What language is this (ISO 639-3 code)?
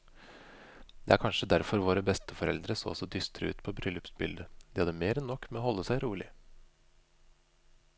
nor